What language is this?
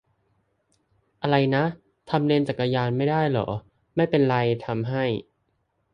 Thai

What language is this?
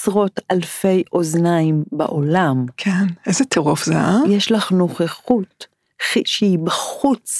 Hebrew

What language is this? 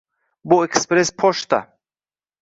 Uzbek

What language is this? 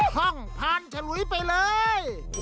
Thai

